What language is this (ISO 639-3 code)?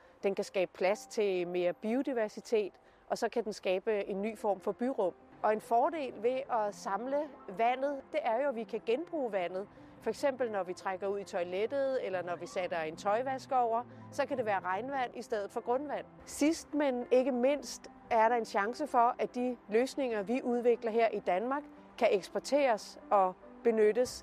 dan